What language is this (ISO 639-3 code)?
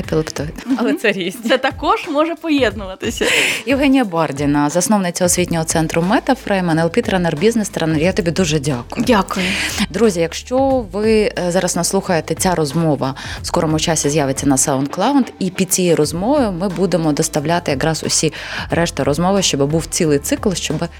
ukr